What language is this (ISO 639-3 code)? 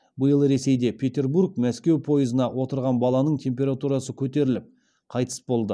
kaz